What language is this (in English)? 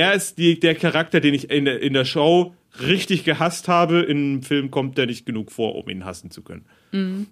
German